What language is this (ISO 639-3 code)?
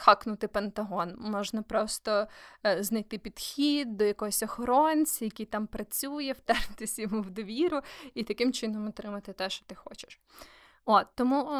ukr